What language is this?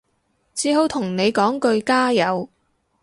Cantonese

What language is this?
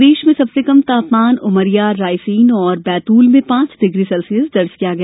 Hindi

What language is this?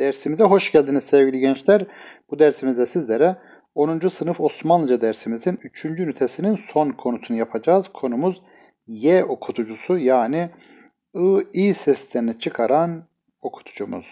Turkish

